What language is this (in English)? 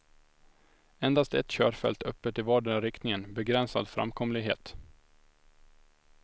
Swedish